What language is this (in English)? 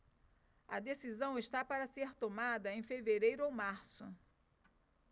Portuguese